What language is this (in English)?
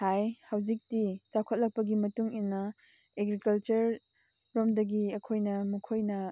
Manipuri